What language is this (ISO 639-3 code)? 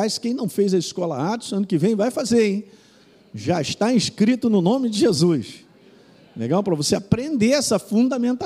por